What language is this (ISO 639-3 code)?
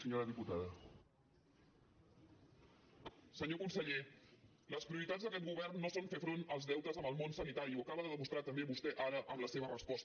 cat